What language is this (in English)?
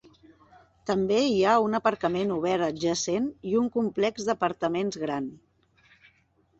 Catalan